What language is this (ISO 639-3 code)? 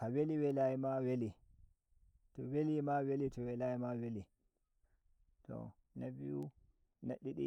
fuv